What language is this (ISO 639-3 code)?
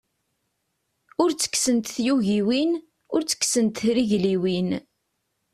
kab